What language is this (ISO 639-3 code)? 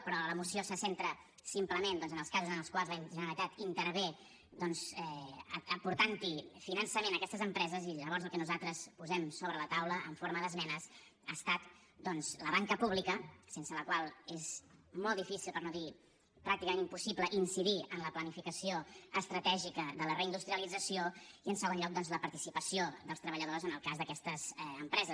cat